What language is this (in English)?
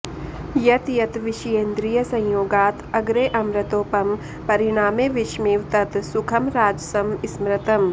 Sanskrit